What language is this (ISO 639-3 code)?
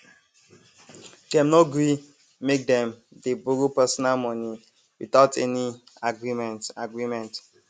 pcm